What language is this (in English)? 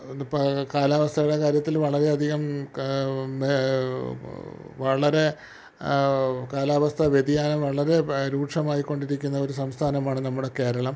Malayalam